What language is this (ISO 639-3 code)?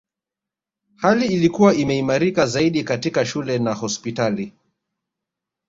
swa